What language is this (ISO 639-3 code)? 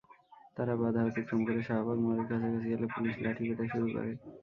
ben